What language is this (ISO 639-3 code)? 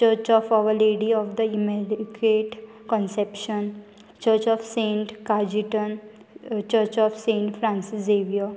kok